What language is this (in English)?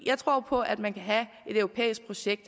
Danish